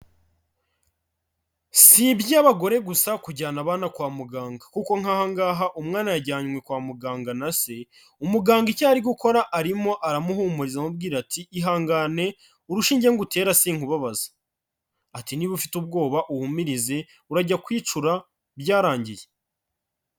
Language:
Kinyarwanda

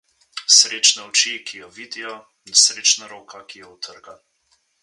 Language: Slovenian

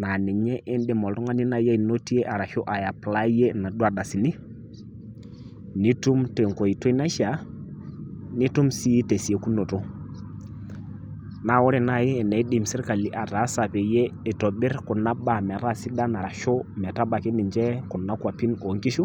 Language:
Masai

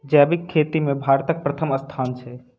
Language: Maithili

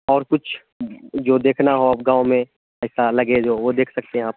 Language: Urdu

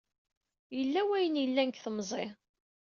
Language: Kabyle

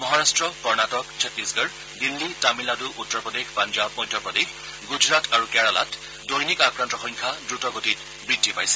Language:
Assamese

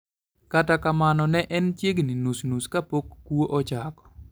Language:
Luo (Kenya and Tanzania)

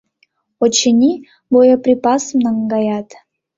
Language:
Mari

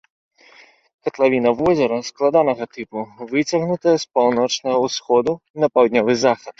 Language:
Belarusian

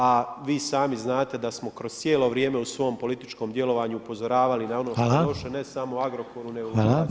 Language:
Croatian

